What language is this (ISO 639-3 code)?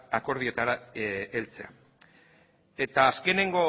eus